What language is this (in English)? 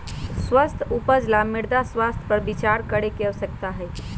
Magahi